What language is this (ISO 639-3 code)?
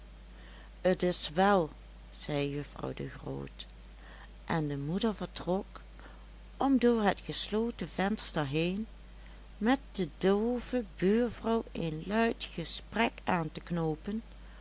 nld